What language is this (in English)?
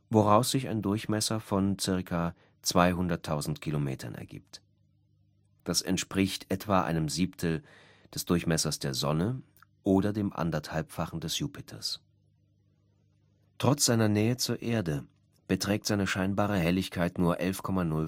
German